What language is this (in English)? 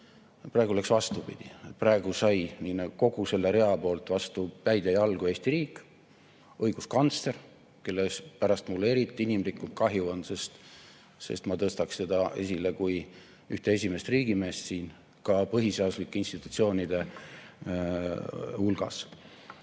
Estonian